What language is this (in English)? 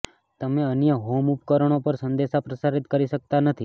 Gujarati